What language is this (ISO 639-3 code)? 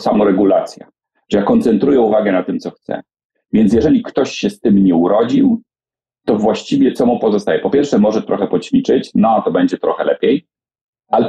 pol